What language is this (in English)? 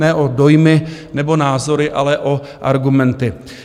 Czech